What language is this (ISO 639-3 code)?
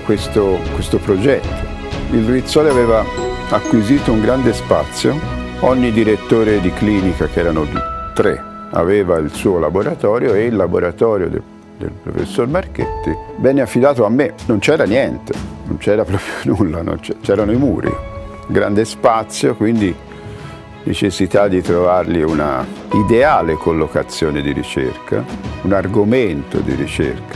ita